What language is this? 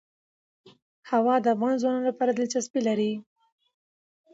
Pashto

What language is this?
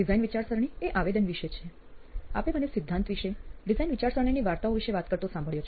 Gujarati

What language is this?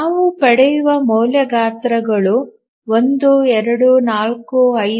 Kannada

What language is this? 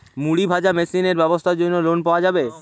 Bangla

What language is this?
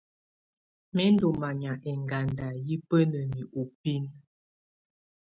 Tunen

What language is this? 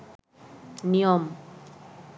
Bangla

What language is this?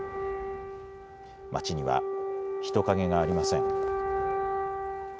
Japanese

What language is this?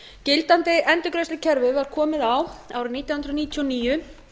Icelandic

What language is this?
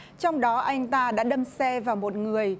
Vietnamese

